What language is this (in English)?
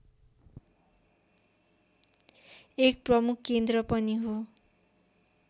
Nepali